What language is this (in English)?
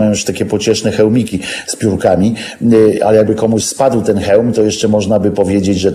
Polish